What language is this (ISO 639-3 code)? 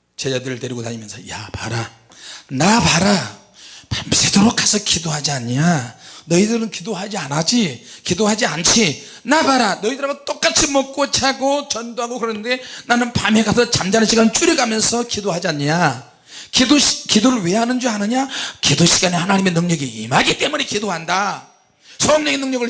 kor